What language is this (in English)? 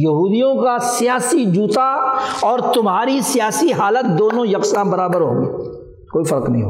Urdu